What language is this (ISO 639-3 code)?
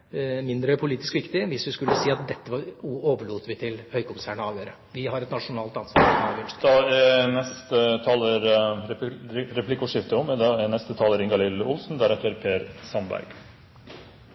nor